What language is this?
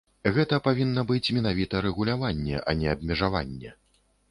Belarusian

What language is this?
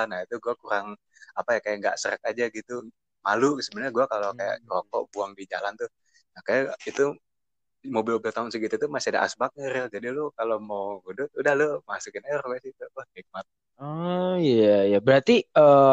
Indonesian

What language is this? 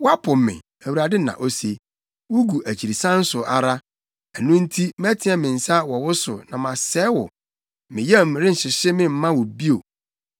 Akan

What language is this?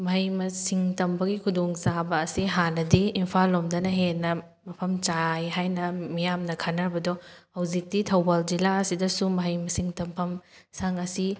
Manipuri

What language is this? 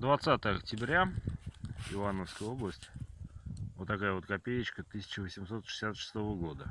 Russian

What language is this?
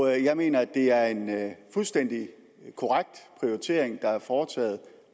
Danish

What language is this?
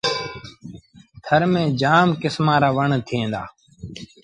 Sindhi Bhil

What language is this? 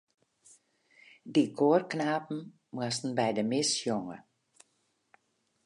Western Frisian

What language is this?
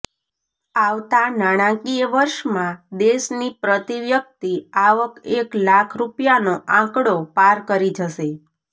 Gujarati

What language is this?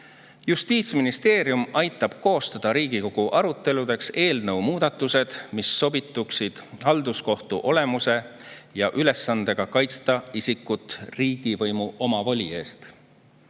Estonian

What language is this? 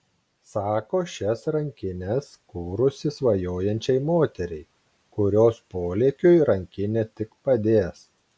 Lithuanian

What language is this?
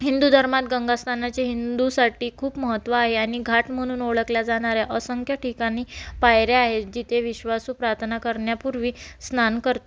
Marathi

